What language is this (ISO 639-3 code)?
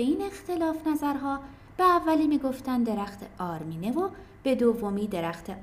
fas